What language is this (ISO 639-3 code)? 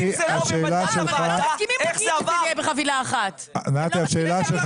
heb